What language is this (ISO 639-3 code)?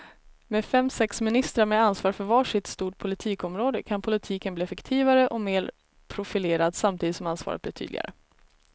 swe